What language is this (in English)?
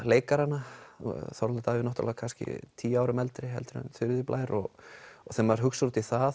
Icelandic